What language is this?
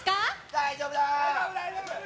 Japanese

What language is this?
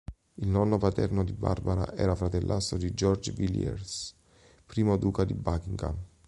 Italian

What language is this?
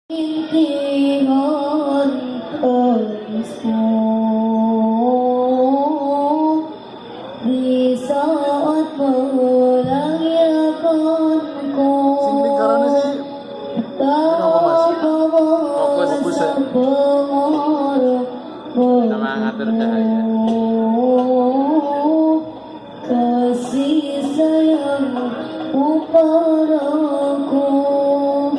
Indonesian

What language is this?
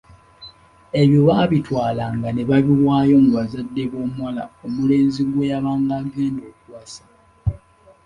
Ganda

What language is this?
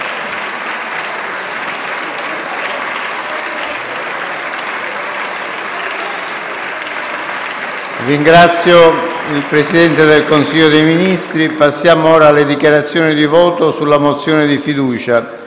Italian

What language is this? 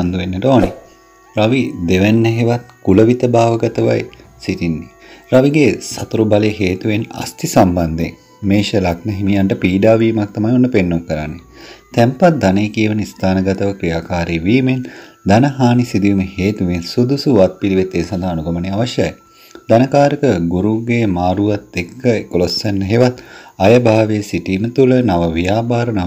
Indonesian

